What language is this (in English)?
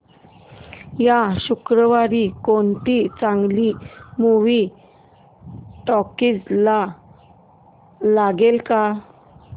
Marathi